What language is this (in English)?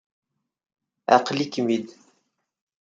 Kabyle